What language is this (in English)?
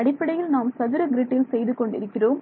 Tamil